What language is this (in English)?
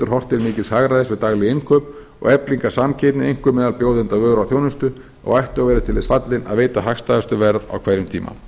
Icelandic